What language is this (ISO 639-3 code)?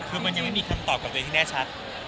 tha